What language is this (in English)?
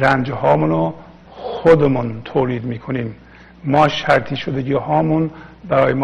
Persian